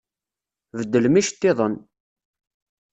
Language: Kabyle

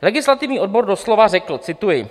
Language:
Czech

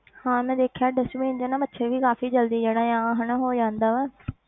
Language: Punjabi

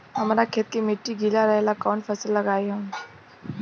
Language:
Bhojpuri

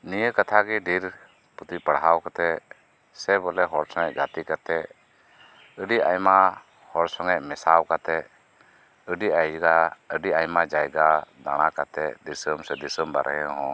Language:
Santali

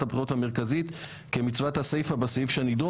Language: Hebrew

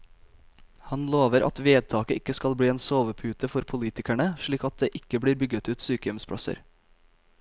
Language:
Norwegian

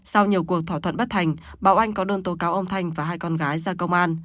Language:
Vietnamese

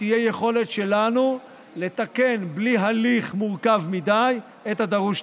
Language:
Hebrew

